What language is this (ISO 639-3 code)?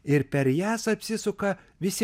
lit